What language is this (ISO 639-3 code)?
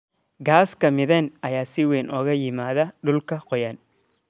som